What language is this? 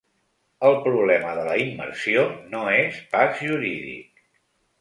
Catalan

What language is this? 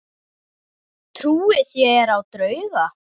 Icelandic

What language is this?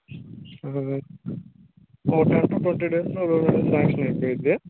Telugu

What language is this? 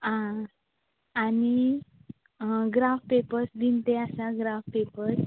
Konkani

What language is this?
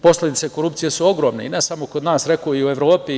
Serbian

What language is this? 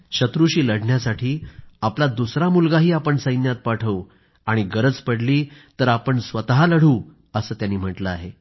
Marathi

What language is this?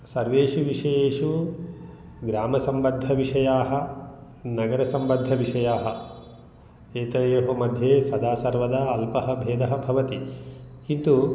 Sanskrit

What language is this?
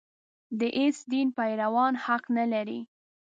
Pashto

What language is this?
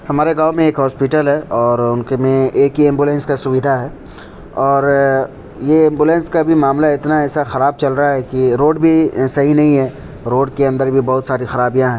Urdu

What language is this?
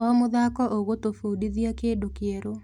Kikuyu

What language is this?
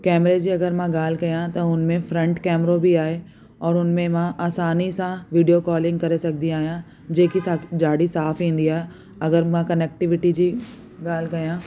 Sindhi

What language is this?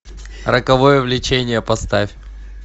Russian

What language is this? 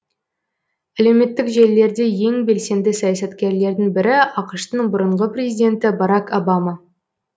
Kazakh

